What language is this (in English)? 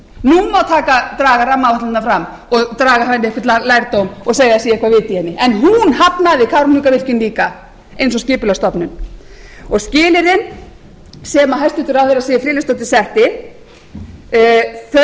Icelandic